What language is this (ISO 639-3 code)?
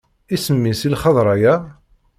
kab